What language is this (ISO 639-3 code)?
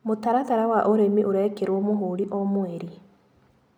kik